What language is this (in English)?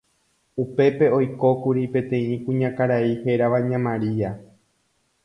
Guarani